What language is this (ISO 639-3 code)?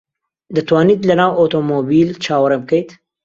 ckb